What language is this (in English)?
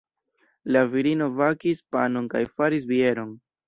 Esperanto